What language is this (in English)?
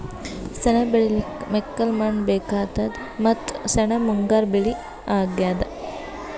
Kannada